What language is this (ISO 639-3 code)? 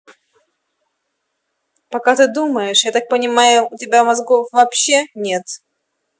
rus